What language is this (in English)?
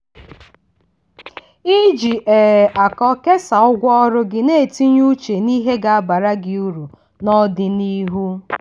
Igbo